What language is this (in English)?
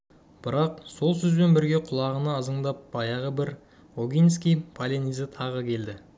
Kazakh